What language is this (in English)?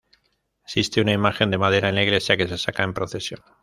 Spanish